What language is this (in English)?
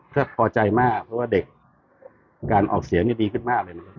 Thai